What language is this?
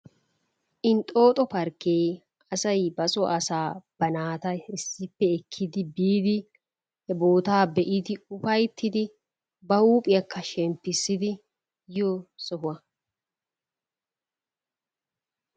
Wolaytta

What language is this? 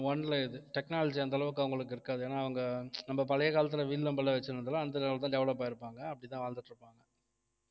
Tamil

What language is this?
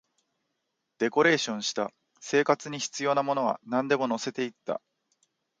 Japanese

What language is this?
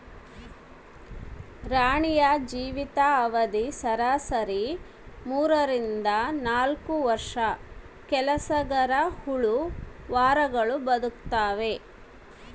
Kannada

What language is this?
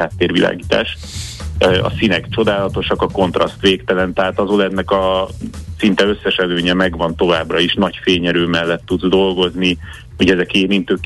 Hungarian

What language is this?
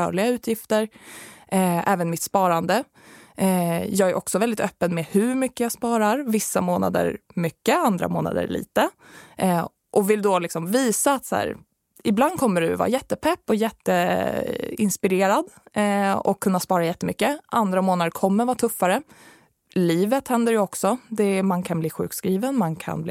Swedish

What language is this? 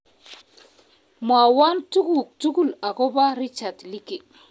Kalenjin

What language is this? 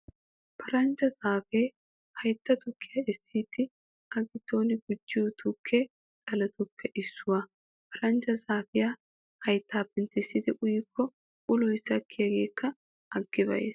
Wolaytta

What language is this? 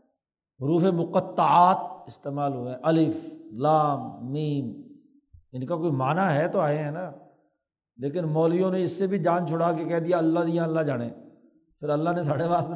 Urdu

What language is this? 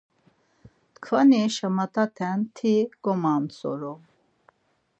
Laz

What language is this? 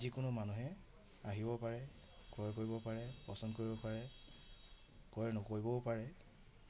Assamese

